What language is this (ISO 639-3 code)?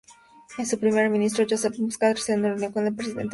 spa